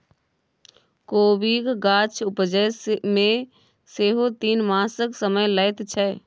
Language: Maithili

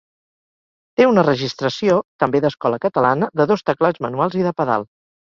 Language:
Catalan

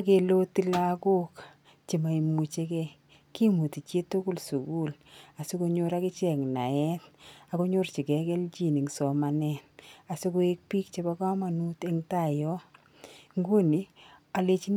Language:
Kalenjin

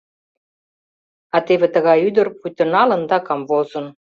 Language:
Mari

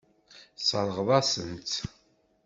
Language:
Kabyle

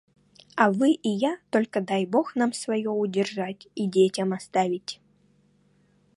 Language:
Russian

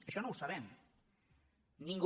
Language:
Catalan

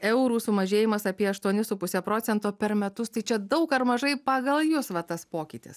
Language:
Lithuanian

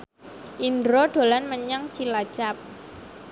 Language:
Javanese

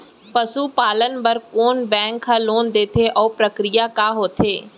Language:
Chhattisgarhi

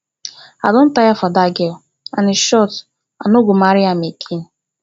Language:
Nigerian Pidgin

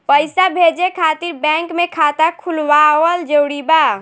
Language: Bhojpuri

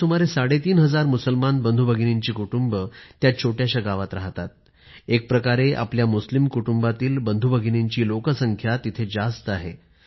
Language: Marathi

